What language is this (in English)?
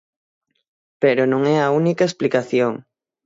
Galician